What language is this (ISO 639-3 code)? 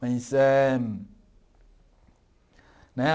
por